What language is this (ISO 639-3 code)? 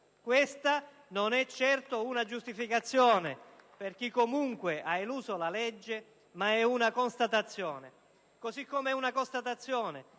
ita